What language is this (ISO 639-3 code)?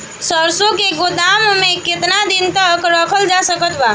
bho